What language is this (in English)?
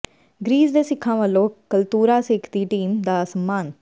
Punjabi